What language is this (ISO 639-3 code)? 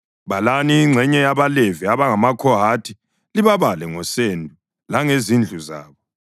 nde